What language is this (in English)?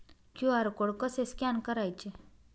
Marathi